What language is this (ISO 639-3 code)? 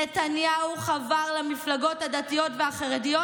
heb